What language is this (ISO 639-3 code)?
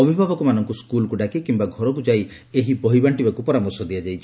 ori